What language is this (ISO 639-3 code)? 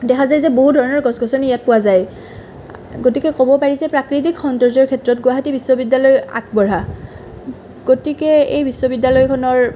asm